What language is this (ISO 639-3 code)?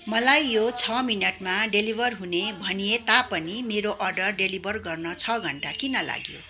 nep